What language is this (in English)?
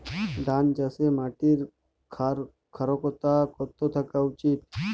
Bangla